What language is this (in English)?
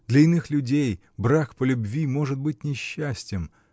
Russian